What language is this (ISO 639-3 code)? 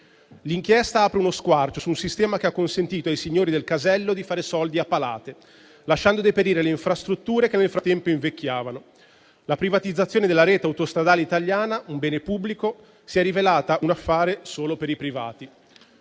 ita